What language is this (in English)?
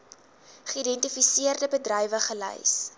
Afrikaans